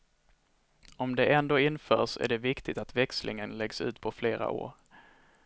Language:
Swedish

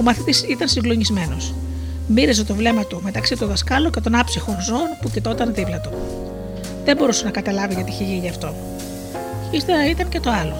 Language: Greek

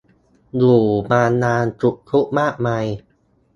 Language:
Thai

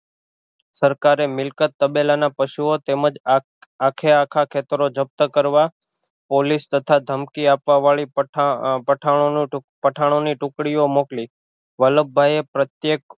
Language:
Gujarati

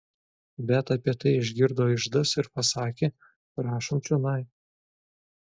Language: Lithuanian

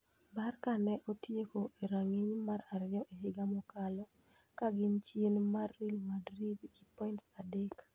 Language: Luo (Kenya and Tanzania)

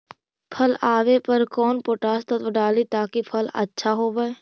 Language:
Magahi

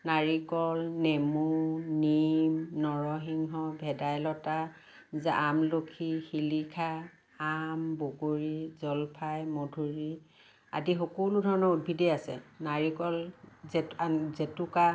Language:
Assamese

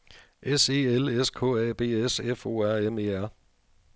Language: Danish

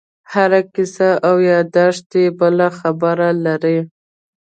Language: Pashto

